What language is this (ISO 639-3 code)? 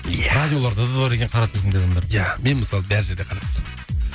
kaz